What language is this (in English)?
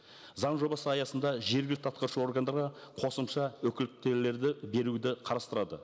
Kazakh